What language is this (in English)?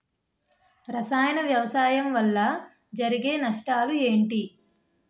Telugu